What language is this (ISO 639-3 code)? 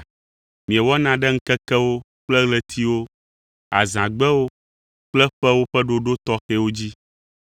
ewe